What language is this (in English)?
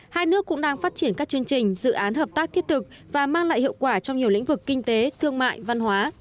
Vietnamese